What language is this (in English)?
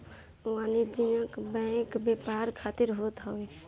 Bhojpuri